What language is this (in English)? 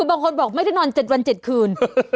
Thai